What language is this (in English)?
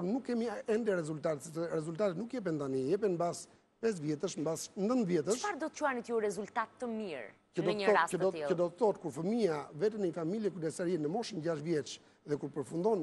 Greek